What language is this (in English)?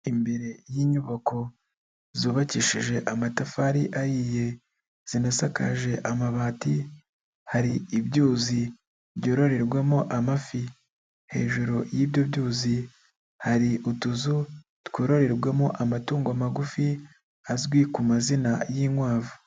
Kinyarwanda